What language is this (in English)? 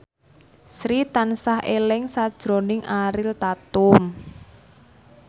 Javanese